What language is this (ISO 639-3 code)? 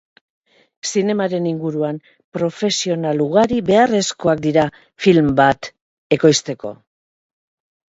eus